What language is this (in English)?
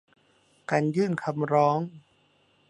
Thai